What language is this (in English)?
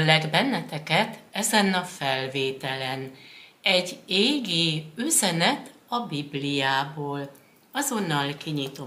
Hungarian